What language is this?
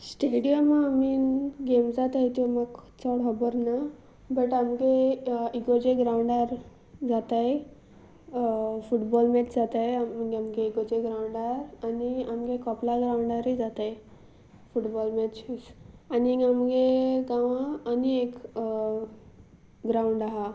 Konkani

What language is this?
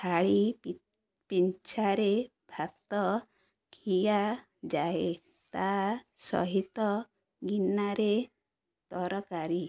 Odia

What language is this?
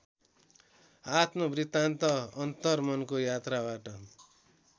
Nepali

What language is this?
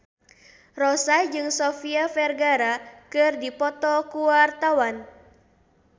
Sundanese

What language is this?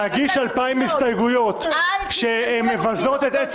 Hebrew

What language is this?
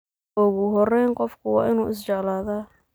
Somali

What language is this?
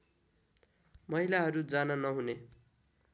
Nepali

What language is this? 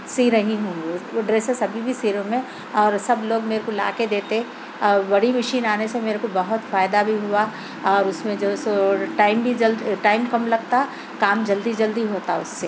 Urdu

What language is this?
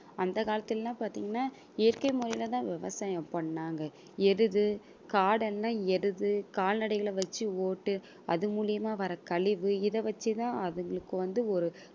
Tamil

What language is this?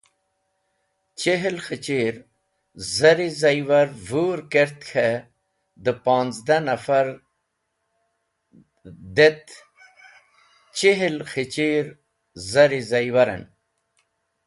Wakhi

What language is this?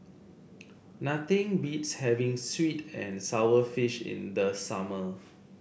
English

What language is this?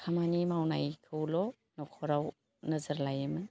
Bodo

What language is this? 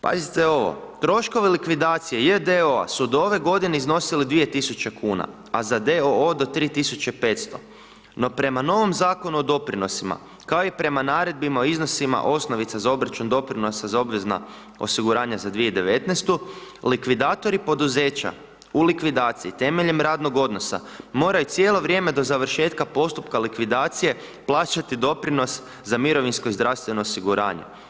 Croatian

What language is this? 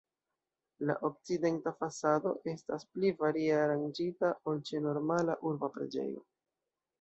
Esperanto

